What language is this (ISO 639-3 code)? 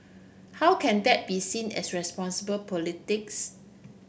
eng